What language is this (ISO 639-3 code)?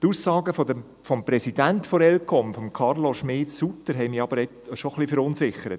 gsw